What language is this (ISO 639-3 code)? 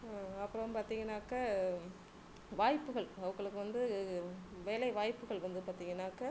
tam